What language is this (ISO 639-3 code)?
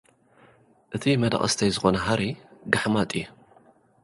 tir